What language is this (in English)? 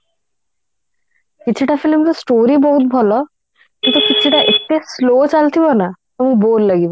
Odia